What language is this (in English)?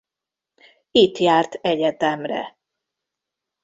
Hungarian